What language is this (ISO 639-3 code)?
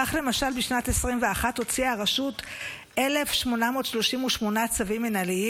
heb